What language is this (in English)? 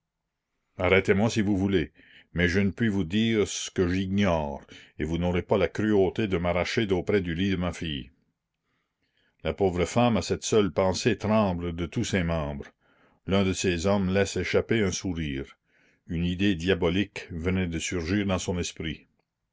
French